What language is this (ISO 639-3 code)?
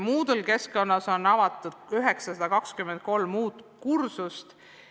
est